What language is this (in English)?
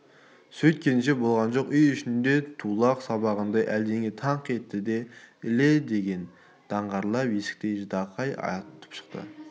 Kazakh